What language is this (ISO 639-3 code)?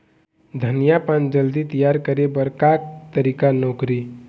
hne